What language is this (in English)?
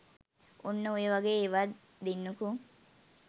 Sinhala